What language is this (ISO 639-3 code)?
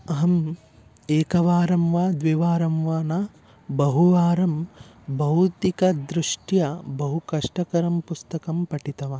san